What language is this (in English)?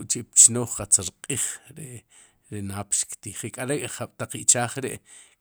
Sipacapense